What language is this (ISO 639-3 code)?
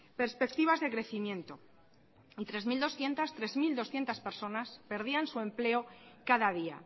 spa